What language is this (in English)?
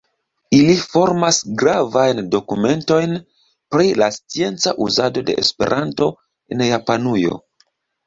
Esperanto